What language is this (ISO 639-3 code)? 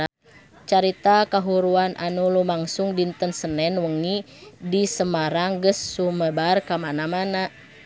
sun